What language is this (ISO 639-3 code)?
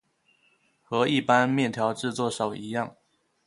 zho